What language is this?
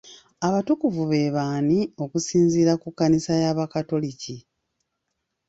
Ganda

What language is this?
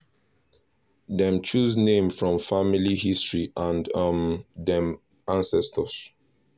Nigerian Pidgin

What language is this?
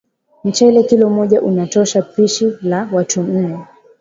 Swahili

